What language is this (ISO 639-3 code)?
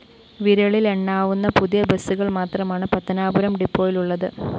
mal